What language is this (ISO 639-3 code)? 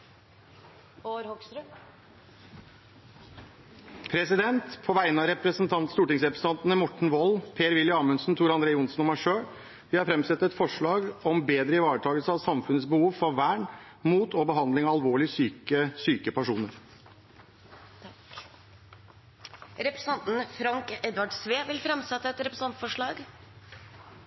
nor